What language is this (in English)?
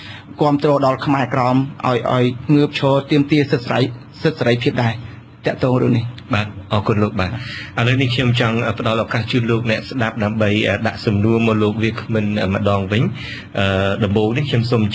Thai